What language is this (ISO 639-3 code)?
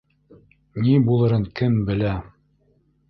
bak